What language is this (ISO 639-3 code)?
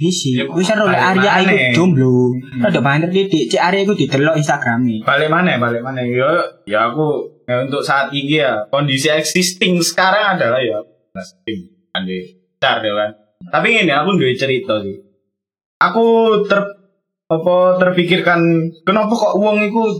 ind